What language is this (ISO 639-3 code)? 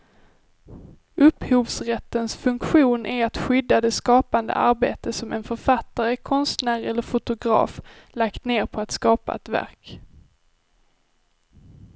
swe